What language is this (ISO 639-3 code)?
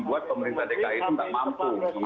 ind